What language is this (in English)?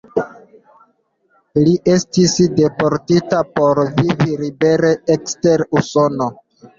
Esperanto